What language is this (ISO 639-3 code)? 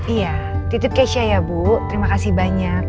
ind